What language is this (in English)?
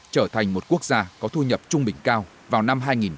Vietnamese